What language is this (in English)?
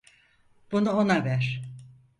Turkish